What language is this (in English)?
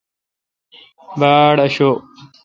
Kalkoti